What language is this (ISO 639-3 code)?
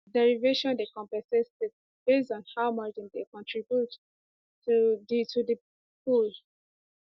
pcm